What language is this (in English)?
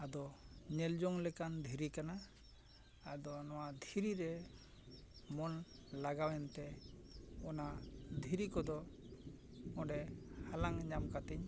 Santali